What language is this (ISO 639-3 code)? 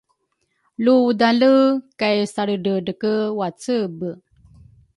dru